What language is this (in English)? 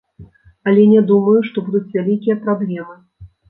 Belarusian